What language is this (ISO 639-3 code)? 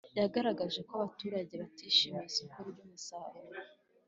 kin